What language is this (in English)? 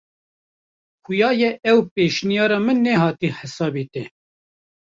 Kurdish